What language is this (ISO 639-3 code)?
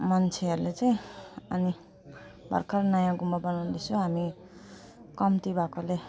nep